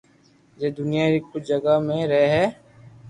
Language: Loarki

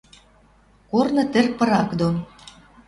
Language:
Western Mari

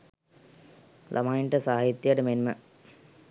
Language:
Sinhala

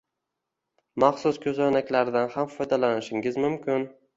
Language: Uzbek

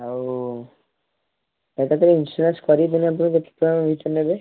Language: Odia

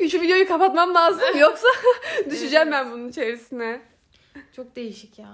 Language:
Turkish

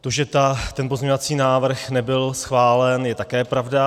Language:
Czech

